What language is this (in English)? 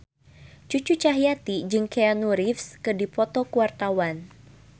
Sundanese